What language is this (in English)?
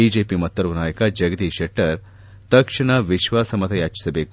Kannada